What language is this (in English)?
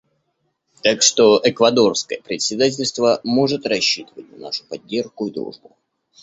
Russian